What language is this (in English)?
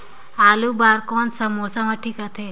Chhattisgarhi